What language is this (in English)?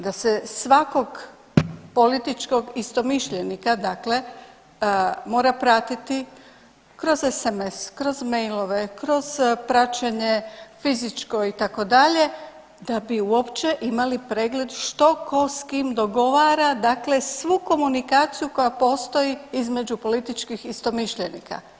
Croatian